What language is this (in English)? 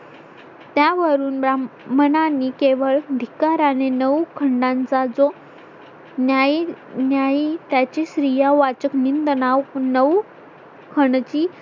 Marathi